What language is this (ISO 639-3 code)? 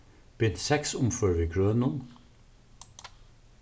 fao